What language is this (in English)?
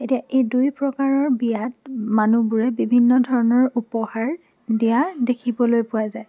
Assamese